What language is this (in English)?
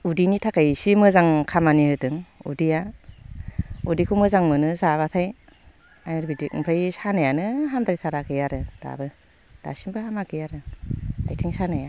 Bodo